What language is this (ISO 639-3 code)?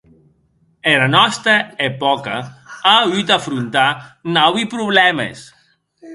oci